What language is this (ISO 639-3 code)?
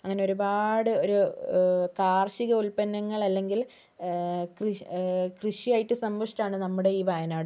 mal